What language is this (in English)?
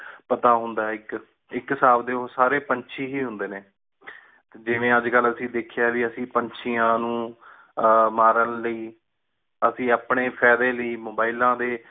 Punjabi